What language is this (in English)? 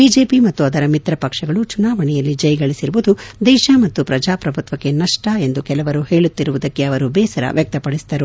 Kannada